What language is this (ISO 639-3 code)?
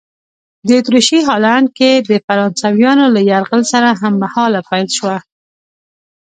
pus